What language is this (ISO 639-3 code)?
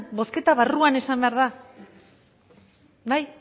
eus